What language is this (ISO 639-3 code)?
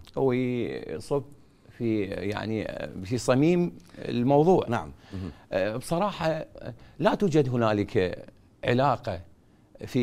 ara